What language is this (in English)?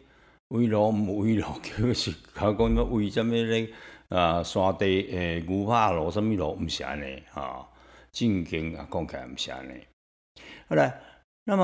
Chinese